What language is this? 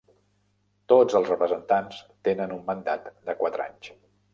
Catalan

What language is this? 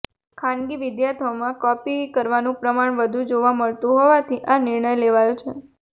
Gujarati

